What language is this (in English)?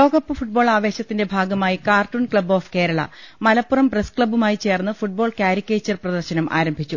Malayalam